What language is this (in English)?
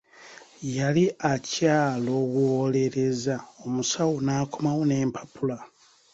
Ganda